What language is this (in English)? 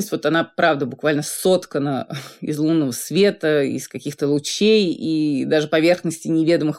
Russian